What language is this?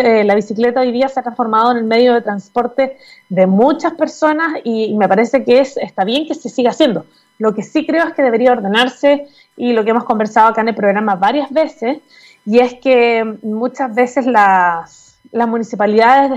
Spanish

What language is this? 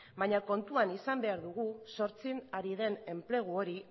Basque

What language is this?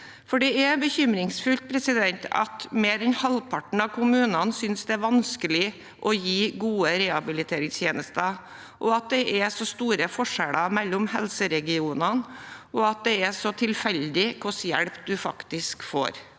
Norwegian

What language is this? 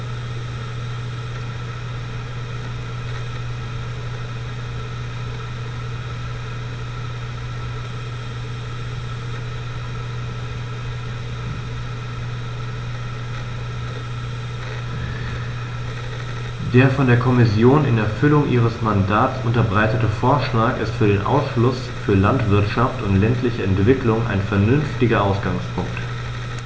German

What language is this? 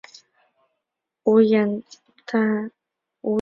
Chinese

